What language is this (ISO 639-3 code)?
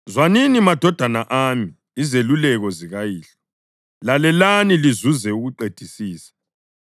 nde